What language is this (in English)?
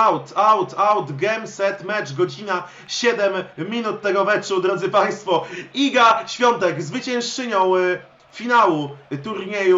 Polish